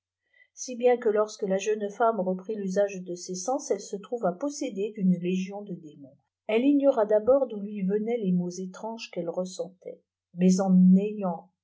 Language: French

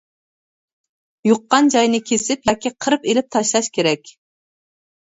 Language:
Uyghur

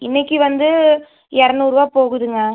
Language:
Tamil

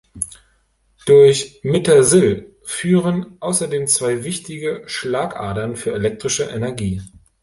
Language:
German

